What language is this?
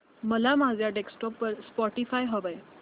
Marathi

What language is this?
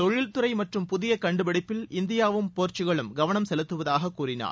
Tamil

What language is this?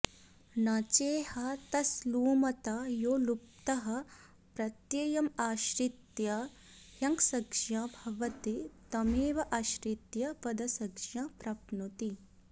Sanskrit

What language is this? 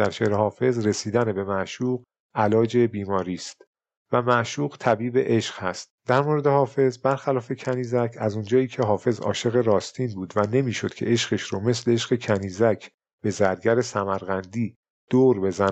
Persian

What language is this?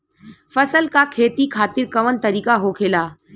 Bhojpuri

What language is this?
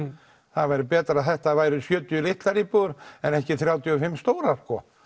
Icelandic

